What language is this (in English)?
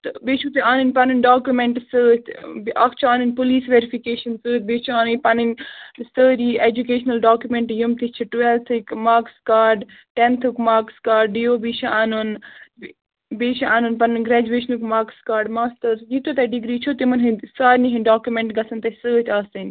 Kashmiri